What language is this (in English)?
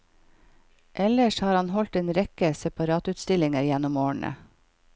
Norwegian